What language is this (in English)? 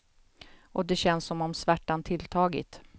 Swedish